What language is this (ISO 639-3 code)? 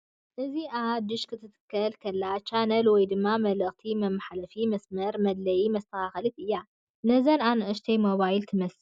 tir